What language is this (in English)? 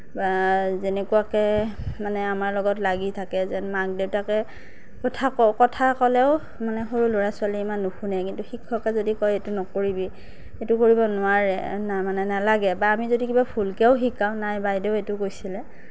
Assamese